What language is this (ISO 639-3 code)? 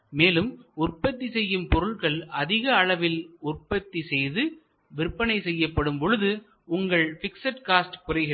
tam